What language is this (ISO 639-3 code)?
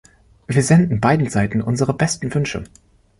deu